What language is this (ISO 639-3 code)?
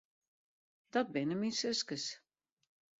fry